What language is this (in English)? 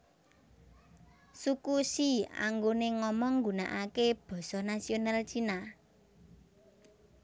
Javanese